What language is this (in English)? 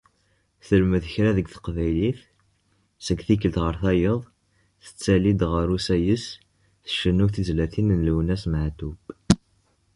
Kabyle